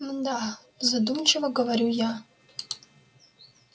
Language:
Russian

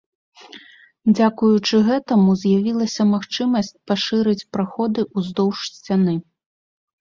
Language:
Belarusian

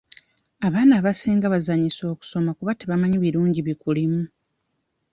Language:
Ganda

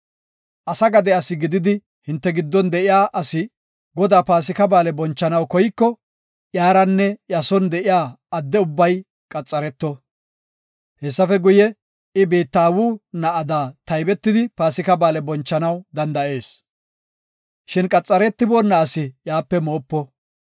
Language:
Gofa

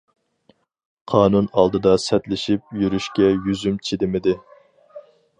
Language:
Uyghur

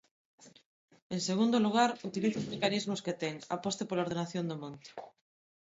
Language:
Galician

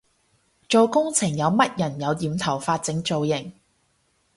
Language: Cantonese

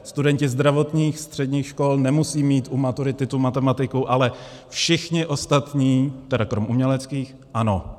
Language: Czech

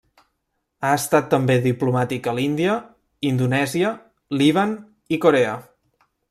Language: Catalan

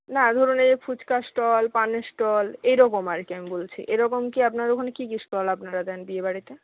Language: Bangla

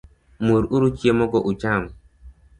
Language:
Luo (Kenya and Tanzania)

